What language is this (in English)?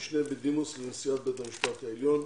Hebrew